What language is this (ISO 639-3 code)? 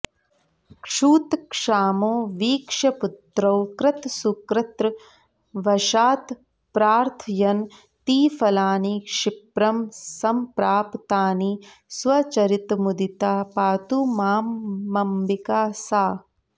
san